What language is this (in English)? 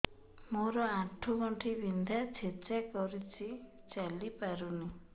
Odia